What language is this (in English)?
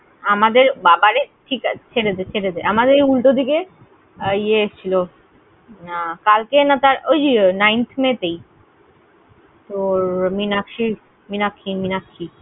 Bangla